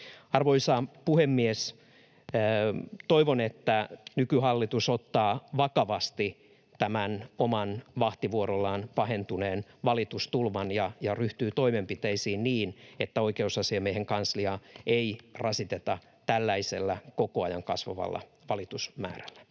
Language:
Finnish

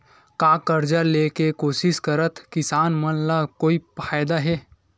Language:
Chhattisgarhi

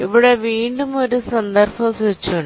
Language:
Malayalam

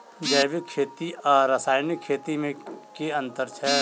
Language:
Maithili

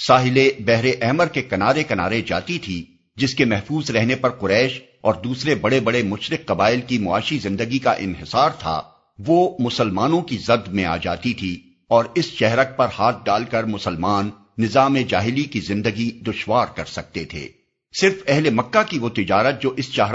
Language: Urdu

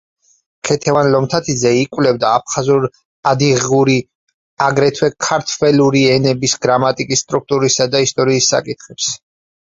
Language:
Georgian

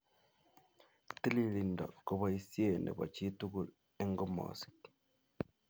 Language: Kalenjin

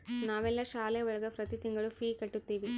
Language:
Kannada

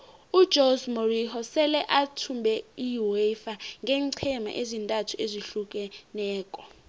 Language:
South Ndebele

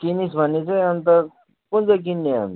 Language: Nepali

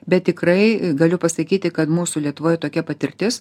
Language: Lithuanian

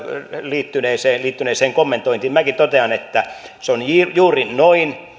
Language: Finnish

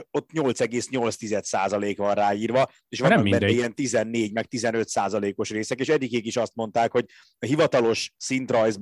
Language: Hungarian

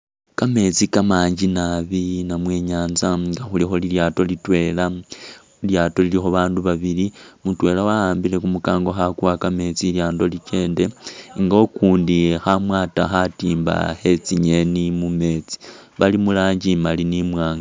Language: Masaaba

